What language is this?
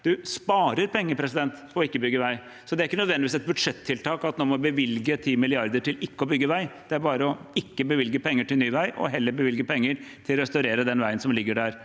Norwegian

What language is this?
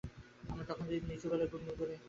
Bangla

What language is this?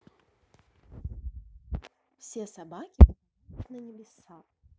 Russian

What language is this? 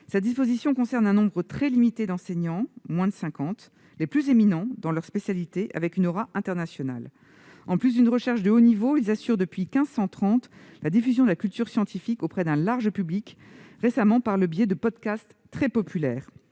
French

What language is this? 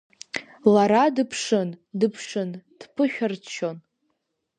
Abkhazian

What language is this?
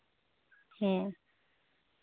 Santali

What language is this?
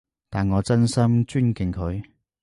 Cantonese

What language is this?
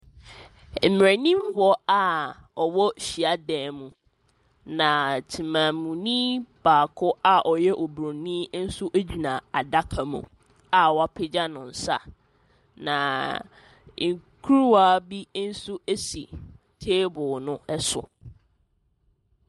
Akan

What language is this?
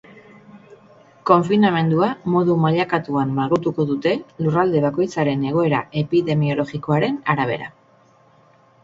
Basque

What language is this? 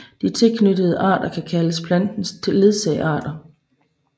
Danish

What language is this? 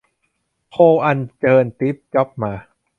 Thai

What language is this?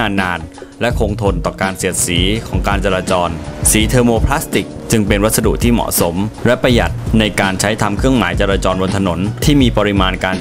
Thai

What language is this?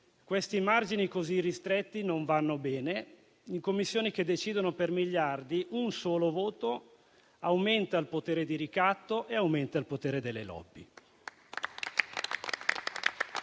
Italian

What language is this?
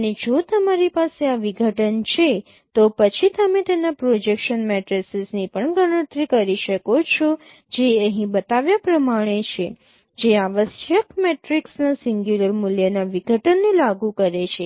Gujarati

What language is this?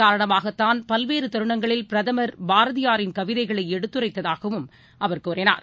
Tamil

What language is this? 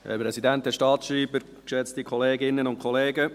Swiss German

